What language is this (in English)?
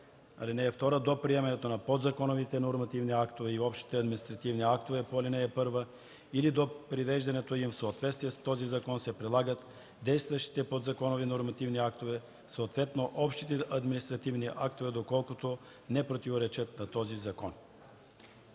Bulgarian